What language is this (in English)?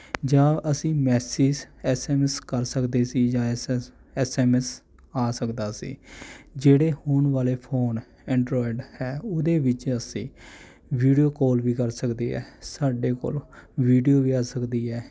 Punjabi